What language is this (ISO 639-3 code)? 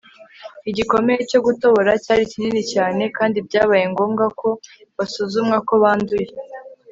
kin